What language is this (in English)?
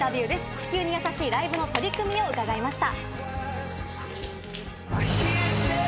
Japanese